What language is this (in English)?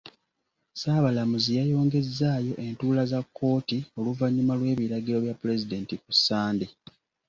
Ganda